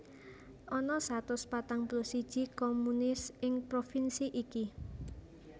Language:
Javanese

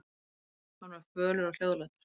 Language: Icelandic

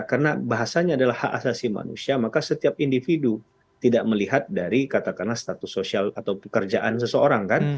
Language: Indonesian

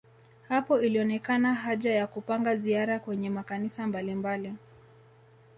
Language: Swahili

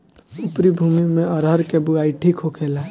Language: Bhojpuri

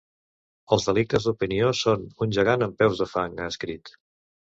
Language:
Catalan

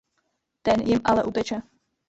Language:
Czech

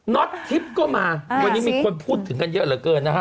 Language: Thai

